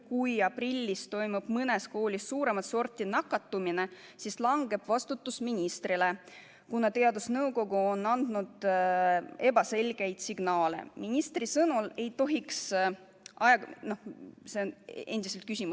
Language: Estonian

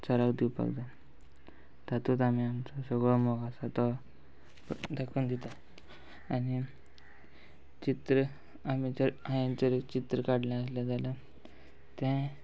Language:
Konkani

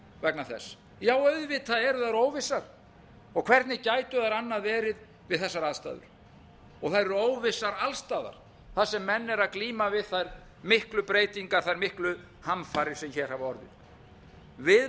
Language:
Icelandic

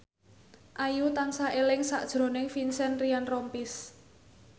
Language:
Javanese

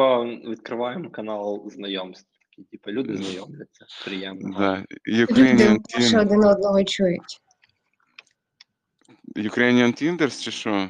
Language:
Ukrainian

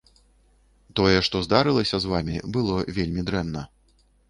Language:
Belarusian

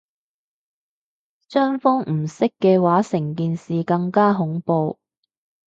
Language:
Cantonese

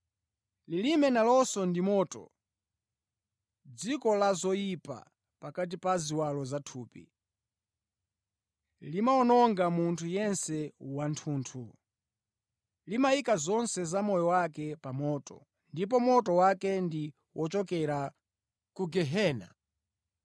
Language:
Nyanja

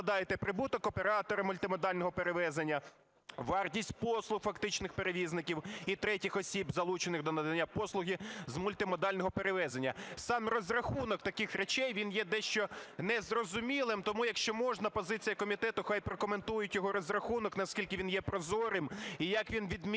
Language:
Ukrainian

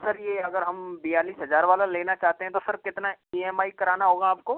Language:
Hindi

